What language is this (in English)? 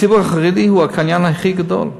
Hebrew